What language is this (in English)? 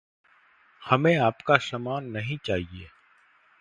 Hindi